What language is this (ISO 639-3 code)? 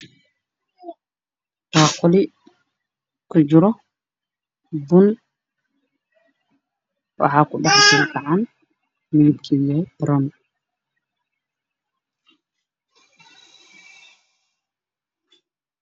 som